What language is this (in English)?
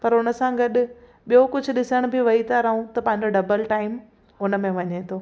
Sindhi